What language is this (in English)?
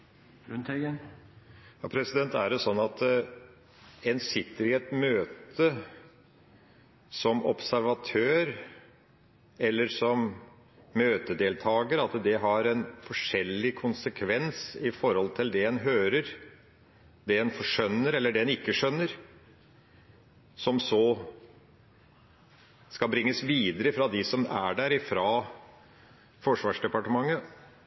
Norwegian Bokmål